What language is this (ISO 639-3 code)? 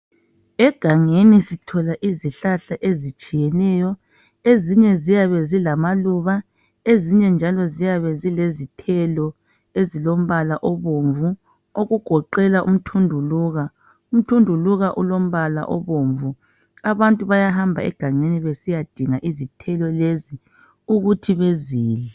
nde